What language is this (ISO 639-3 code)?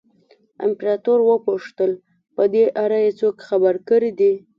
pus